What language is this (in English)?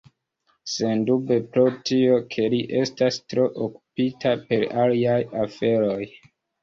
Esperanto